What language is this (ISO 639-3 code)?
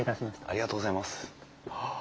jpn